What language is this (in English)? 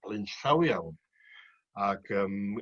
Welsh